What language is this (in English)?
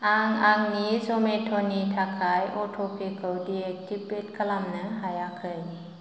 Bodo